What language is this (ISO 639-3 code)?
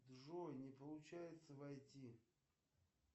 rus